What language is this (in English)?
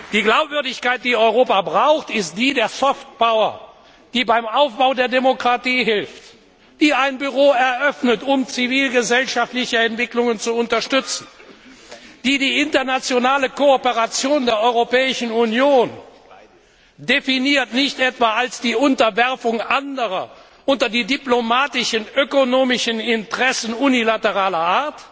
German